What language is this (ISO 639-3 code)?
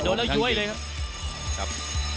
tha